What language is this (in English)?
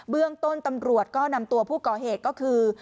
Thai